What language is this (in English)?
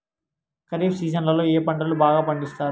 Telugu